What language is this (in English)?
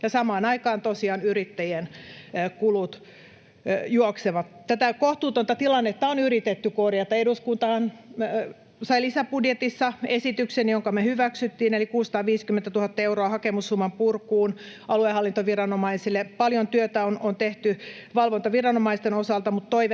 Finnish